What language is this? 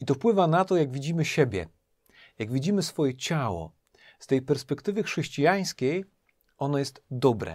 Polish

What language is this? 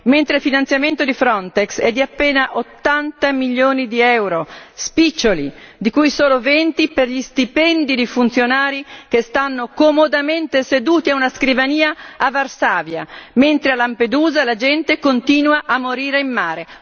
Italian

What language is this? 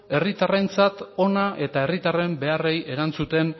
Basque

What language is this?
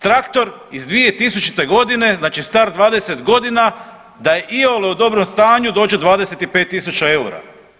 Croatian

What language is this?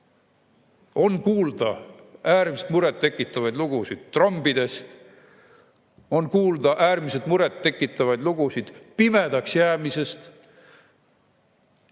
Estonian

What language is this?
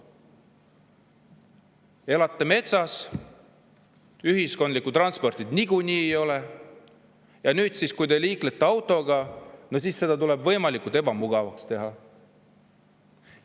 Estonian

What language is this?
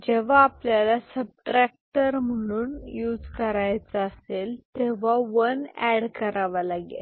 Marathi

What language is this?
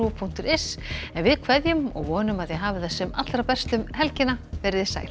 Icelandic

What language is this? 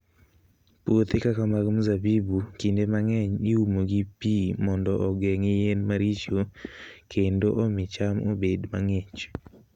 Luo (Kenya and Tanzania)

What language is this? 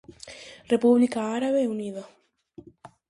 Galician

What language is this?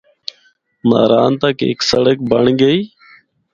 Northern Hindko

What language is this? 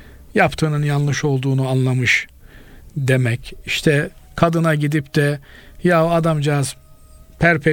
Turkish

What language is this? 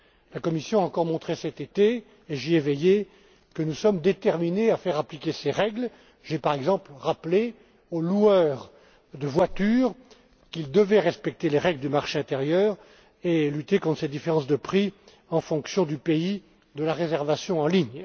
French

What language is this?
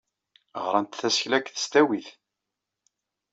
Kabyle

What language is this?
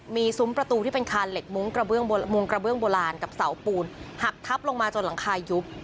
Thai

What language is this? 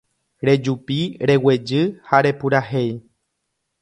Guarani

